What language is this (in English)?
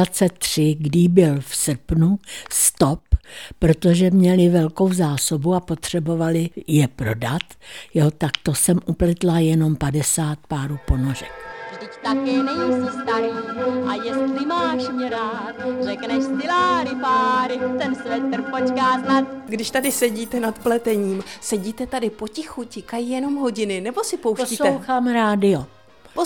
Czech